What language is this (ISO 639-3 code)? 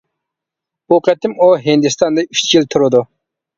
uig